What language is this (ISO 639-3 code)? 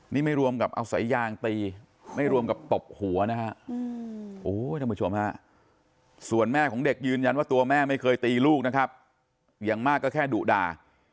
tha